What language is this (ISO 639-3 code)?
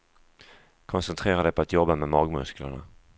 swe